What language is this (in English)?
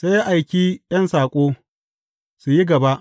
Hausa